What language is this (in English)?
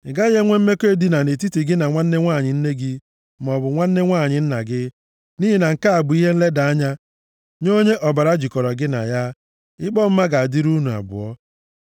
Igbo